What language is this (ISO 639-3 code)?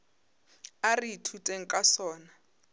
nso